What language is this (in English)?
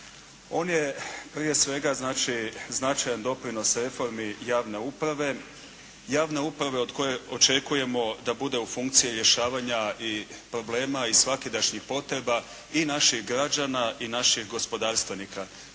Croatian